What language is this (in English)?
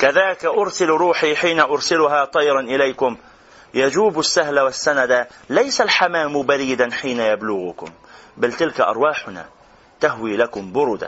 Arabic